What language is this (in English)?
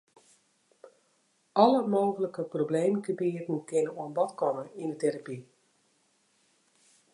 Western Frisian